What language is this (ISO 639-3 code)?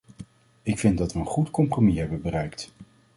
nld